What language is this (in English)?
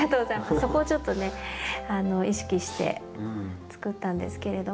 Japanese